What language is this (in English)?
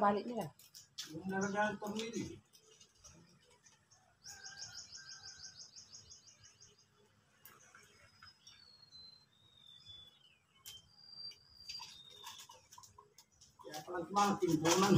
Filipino